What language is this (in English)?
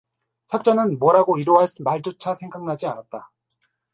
Korean